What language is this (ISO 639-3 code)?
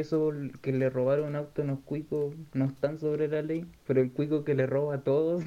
spa